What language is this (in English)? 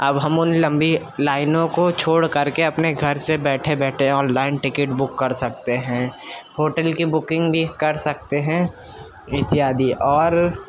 Urdu